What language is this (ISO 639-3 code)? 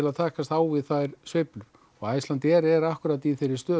isl